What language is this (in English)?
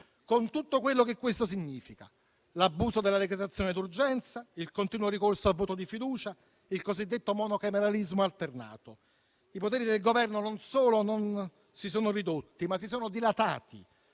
Italian